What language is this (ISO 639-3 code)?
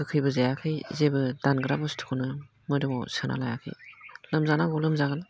brx